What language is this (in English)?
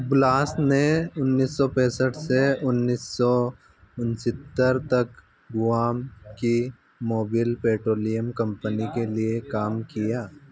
Hindi